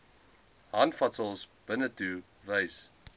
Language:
Afrikaans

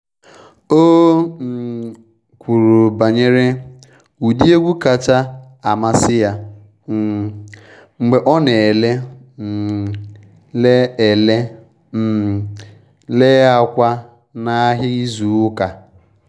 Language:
Igbo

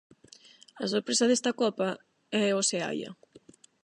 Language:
Galician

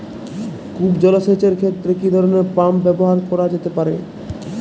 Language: Bangla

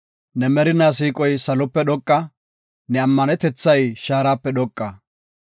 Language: Gofa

